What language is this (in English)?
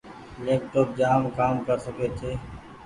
Goaria